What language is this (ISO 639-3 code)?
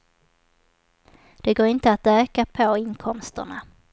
swe